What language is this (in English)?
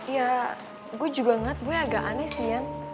Indonesian